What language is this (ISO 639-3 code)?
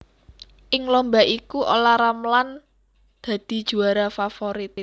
jav